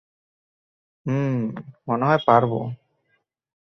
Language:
Bangla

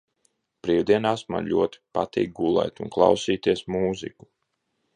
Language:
Latvian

